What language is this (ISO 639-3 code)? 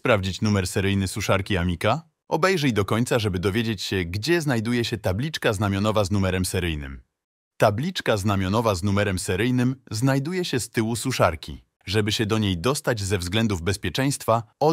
pol